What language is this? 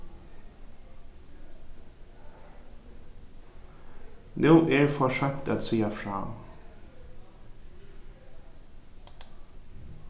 Faroese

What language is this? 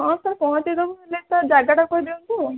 Odia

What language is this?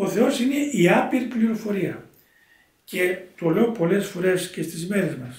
Greek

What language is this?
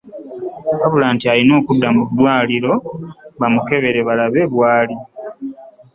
Ganda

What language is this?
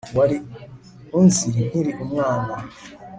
Kinyarwanda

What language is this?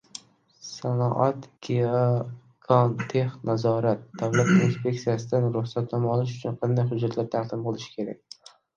Uzbek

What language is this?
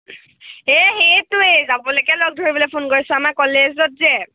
Assamese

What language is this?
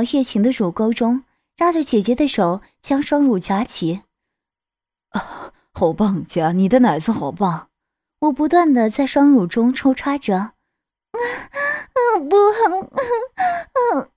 Chinese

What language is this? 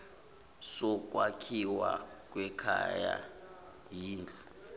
Zulu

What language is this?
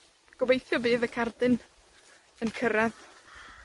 Welsh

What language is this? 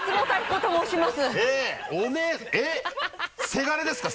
Japanese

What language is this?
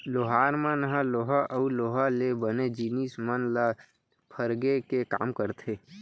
Chhattisgarhi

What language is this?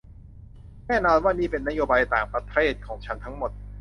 Thai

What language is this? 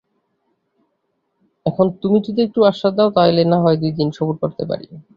Bangla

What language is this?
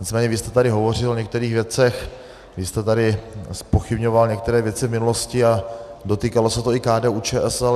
Czech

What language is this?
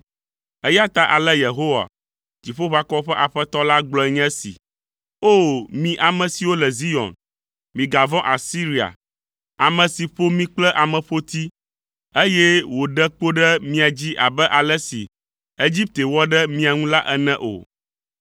Ewe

